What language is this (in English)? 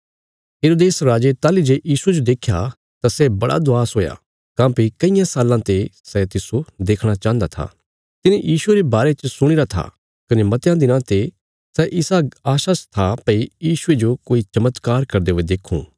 Bilaspuri